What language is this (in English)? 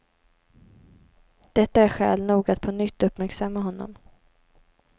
Swedish